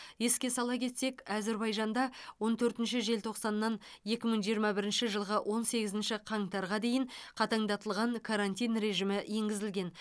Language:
Kazakh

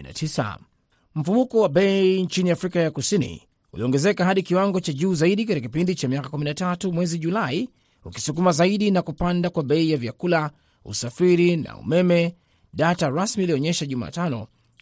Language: Swahili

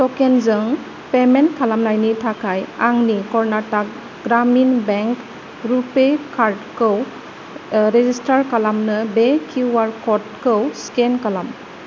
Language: Bodo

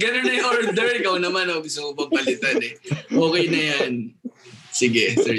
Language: Filipino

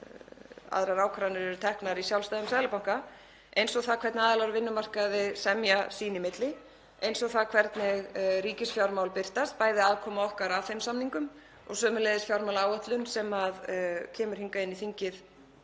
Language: Icelandic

